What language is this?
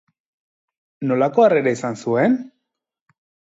Basque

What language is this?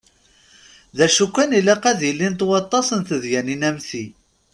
Kabyle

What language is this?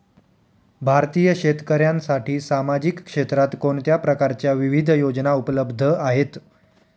Marathi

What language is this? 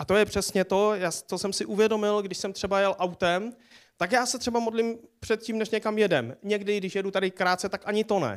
Czech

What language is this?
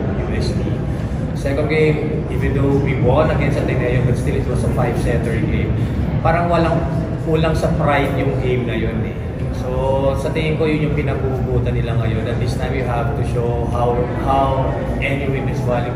Filipino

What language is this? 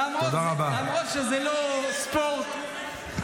Hebrew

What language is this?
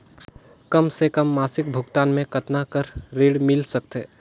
Chhattisgarhi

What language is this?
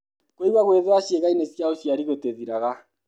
Kikuyu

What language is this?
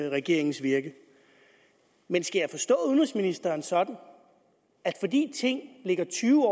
Danish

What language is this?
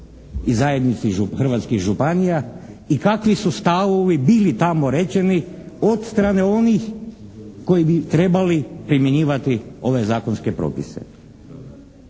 Croatian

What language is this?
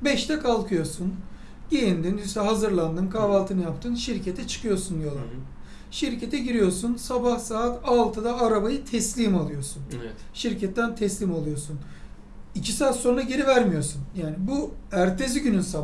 Turkish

